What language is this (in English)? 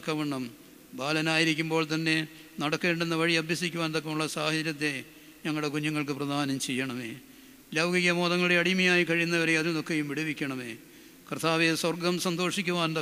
Malayalam